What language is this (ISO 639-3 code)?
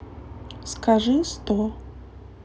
rus